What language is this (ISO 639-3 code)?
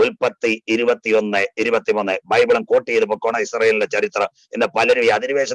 hin